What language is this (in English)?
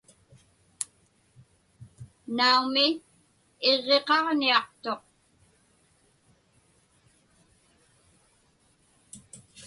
Inupiaq